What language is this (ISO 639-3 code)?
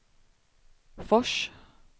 swe